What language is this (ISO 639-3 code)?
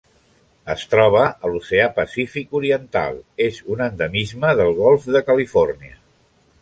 cat